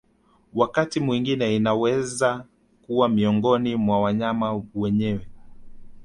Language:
Swahili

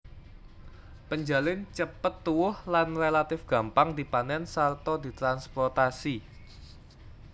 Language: Javanese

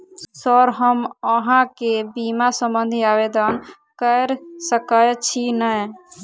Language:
Maithili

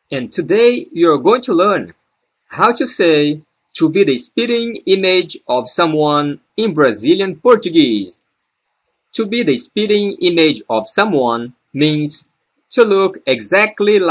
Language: Portuguese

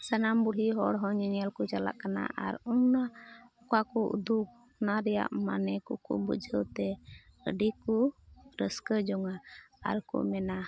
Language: Santali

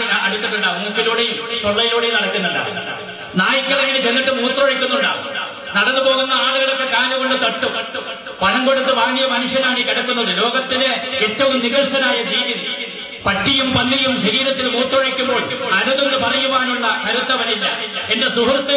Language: Indonesian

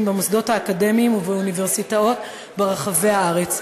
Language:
Hebrew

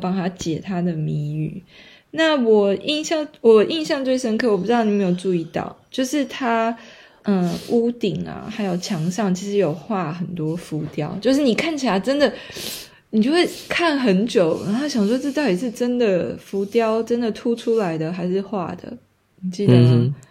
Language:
Chinese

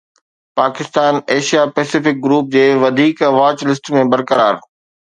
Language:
Sindhi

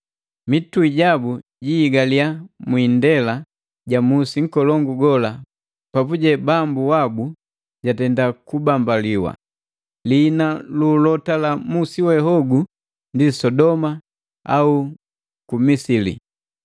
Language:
Matengo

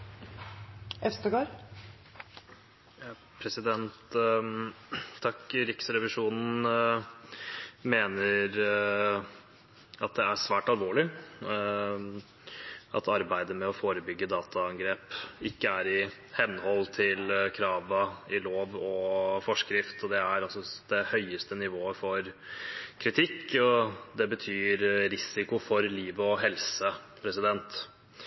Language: Norwegian Bokmål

